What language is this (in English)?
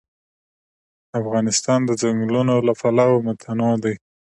Pashto